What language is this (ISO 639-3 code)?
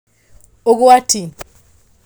kik